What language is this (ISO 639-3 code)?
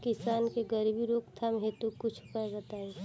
bho